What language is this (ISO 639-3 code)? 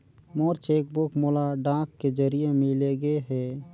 hne